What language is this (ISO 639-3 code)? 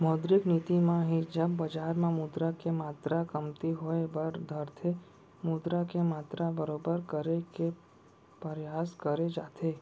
hne